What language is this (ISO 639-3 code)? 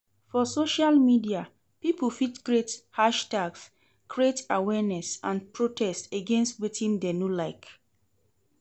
pcm